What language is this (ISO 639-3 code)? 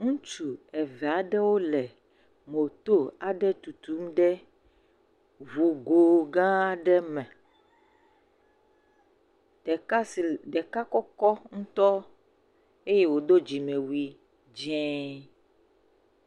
ewe